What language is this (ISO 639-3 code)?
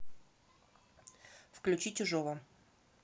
rus